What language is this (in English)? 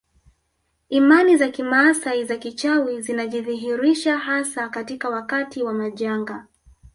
Swahili